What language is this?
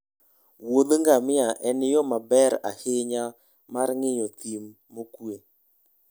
Luo (Kenya and Tanzania)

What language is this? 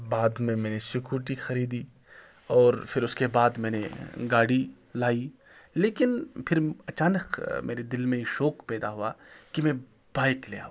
Urdu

